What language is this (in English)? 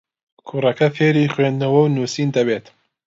Central Kurdish